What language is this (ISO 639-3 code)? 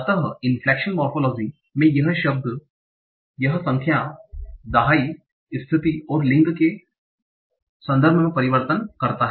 hin